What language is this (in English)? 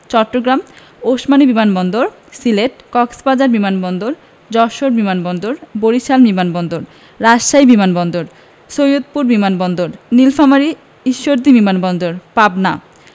Bangla